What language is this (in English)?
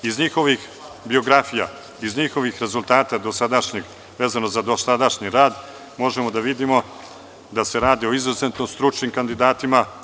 Serbian